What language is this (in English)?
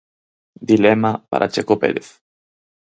Galician